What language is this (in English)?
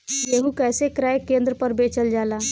Bhojpuri